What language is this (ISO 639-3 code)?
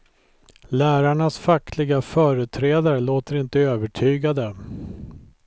swe